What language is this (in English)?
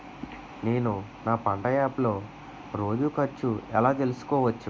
Telugu